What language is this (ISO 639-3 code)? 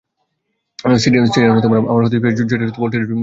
ben